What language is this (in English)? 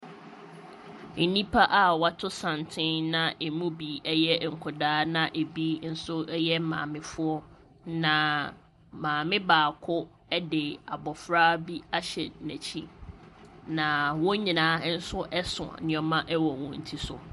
Akan